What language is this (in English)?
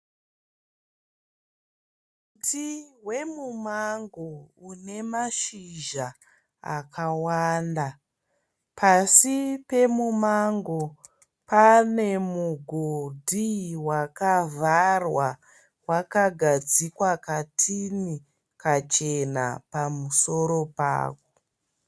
Shona